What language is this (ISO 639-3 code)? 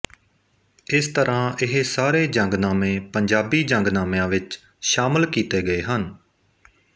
pan